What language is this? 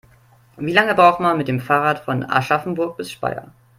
German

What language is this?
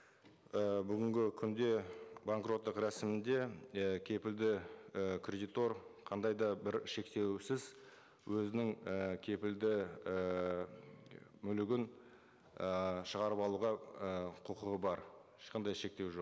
Kazakh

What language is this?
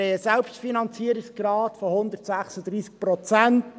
Swiss German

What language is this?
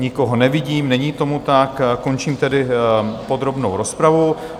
Czech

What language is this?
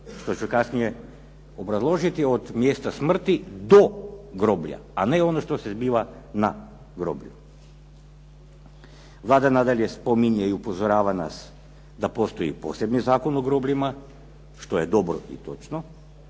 Croatian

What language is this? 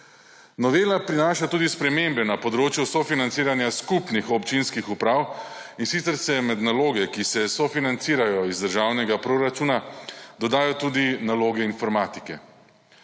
Slovenian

